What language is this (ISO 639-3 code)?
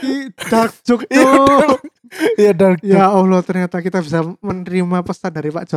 ind